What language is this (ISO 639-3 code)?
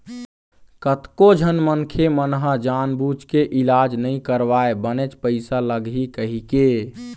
hne